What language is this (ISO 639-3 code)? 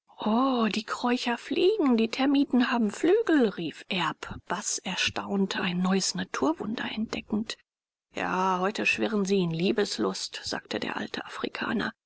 deu